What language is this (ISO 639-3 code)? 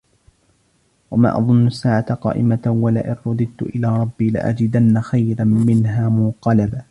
ara